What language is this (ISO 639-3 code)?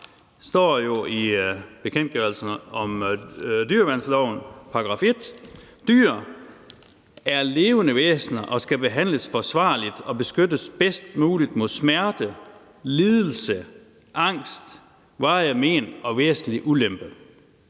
dan